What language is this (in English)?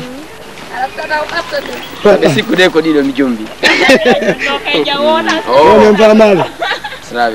Indonesian